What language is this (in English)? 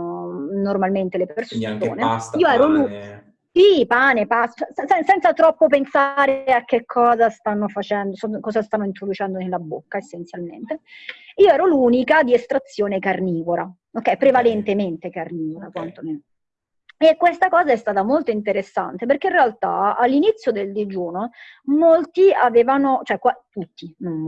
Italian